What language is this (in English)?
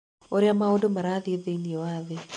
Kikuyu